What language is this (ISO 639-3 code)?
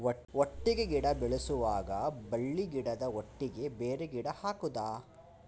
kan